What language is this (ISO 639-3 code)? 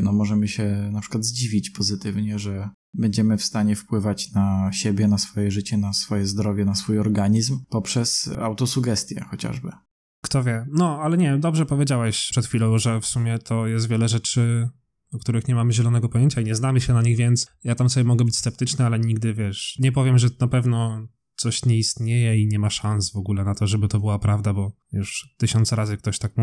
pol